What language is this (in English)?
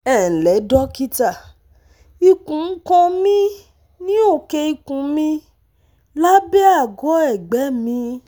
Yoruba